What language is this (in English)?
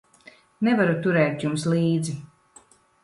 Latvian